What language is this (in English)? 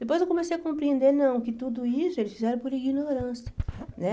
Portuguese